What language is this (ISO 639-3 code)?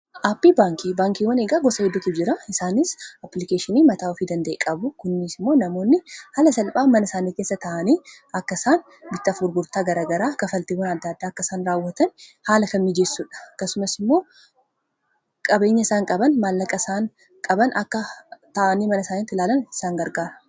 orm